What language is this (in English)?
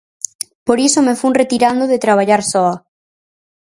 Galician